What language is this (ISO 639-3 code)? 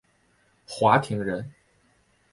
zho